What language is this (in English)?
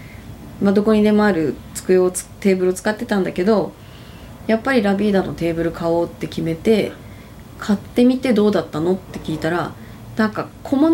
Japanese